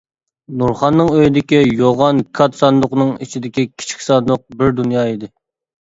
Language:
Uyghur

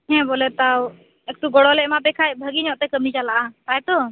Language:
Santali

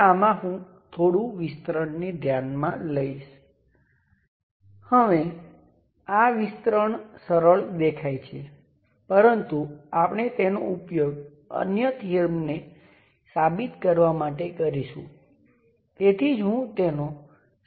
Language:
Gujarati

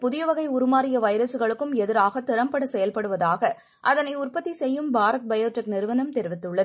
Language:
Tamil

